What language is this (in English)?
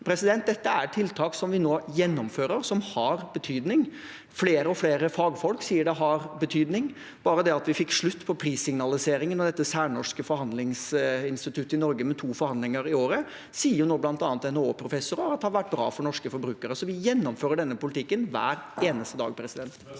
Norwegian